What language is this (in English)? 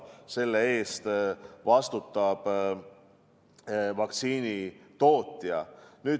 Estonian